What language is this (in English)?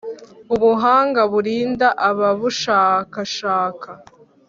Kinyarwanda